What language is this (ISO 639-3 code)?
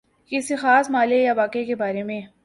urd